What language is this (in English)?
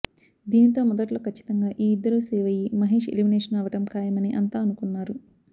Telugu